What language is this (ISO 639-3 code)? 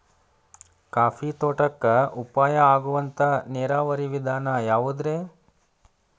kan